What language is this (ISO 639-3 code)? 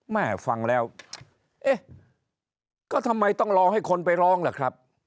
tha